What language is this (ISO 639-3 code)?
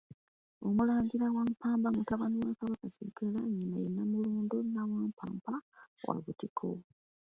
lug